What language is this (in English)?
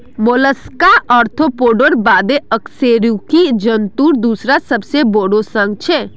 Magahi